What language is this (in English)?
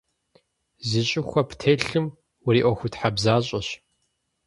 Kabardian